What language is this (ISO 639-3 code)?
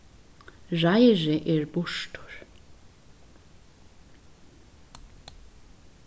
fao